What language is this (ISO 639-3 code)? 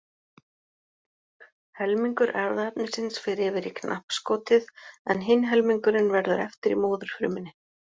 isl